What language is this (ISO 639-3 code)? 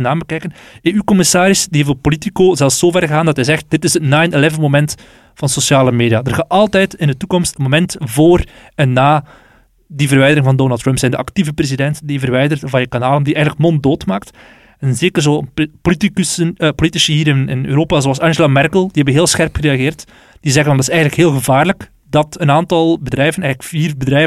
nld